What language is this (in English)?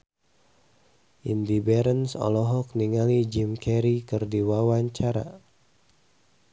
Sundanese